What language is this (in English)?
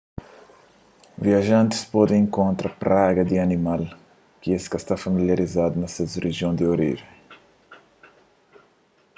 Kabuverdianu